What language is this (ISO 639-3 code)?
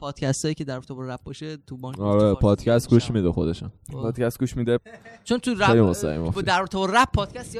fas